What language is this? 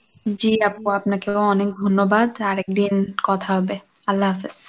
Bangla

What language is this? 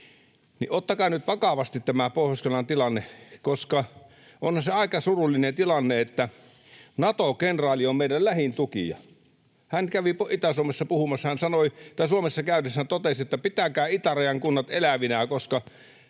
Finnish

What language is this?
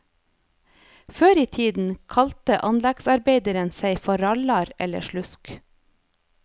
Norwegian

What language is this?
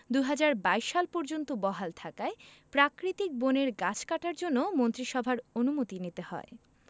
Bangla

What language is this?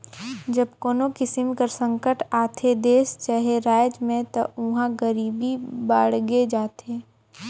Chhattisgarhi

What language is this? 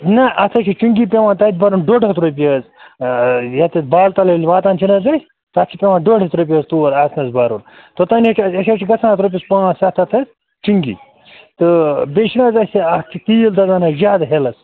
Kashmiri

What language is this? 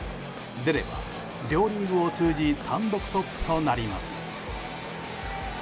Japanese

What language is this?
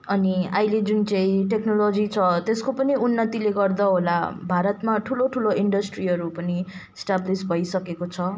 Nepali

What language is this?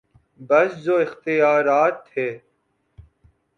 Urdu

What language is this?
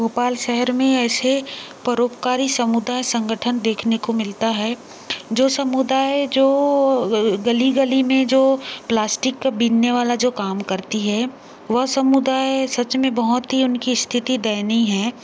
Hindi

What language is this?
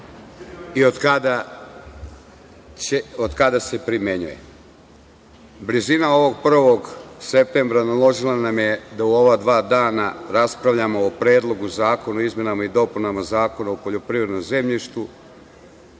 Serbian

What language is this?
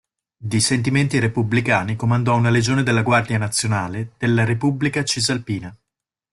Italian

